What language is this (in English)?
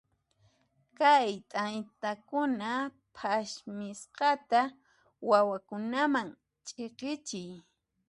Puno Quechua